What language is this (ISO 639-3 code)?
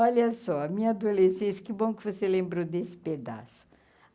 por